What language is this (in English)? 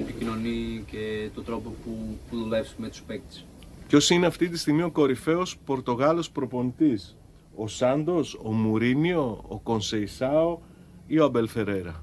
Greek